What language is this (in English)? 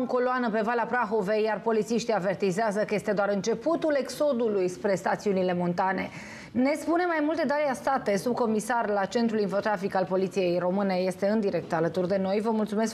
Romanian